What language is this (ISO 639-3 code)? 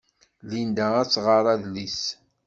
kab